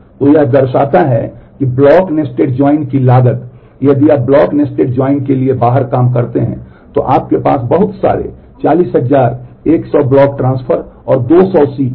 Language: Hindi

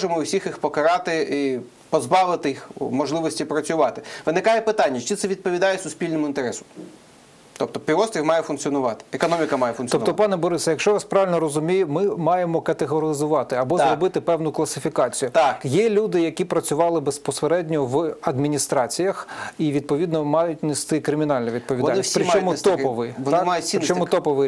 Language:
Ukrainian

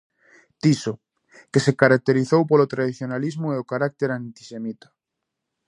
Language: Galician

